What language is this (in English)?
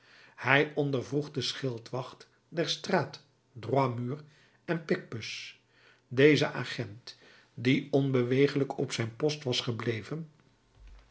Dutch